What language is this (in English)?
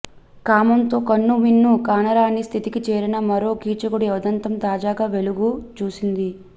Telugu